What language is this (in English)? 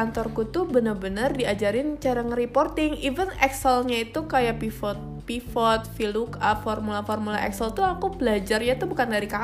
Indonesian